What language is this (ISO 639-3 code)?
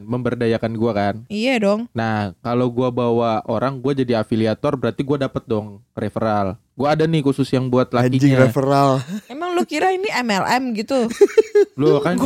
ind